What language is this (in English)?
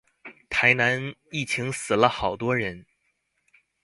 Chinese